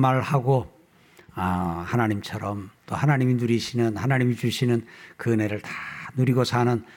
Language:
Korean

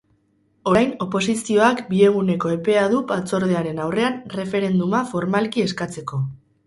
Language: Basque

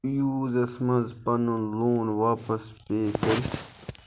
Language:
Kashmiri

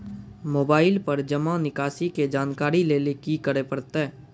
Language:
Maithili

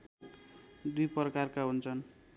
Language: Nepali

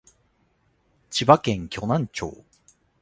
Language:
Japanese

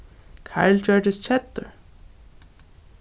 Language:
Faroese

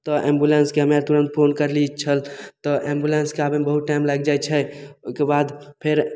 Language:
Maithili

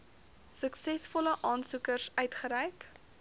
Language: Afrikaans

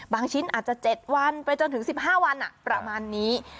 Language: Thai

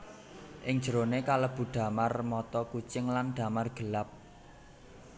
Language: Javanese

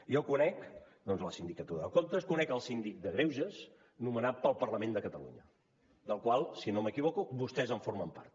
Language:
Catalan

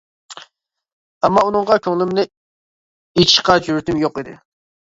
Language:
Uyghur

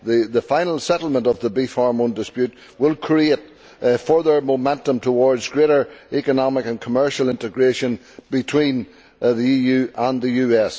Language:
English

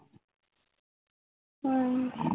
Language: Punjabi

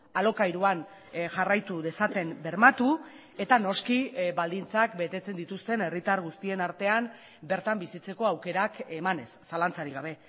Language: Basque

